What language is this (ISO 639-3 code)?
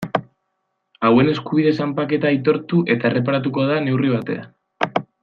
eus